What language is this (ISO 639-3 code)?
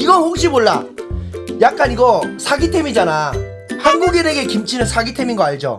kor